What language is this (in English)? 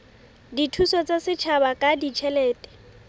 Southern Sotho